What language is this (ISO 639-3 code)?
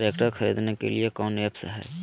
mag